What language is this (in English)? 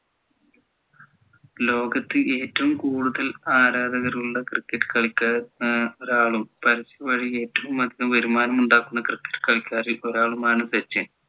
Malayalam